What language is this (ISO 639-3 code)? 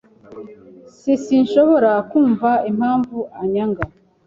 kin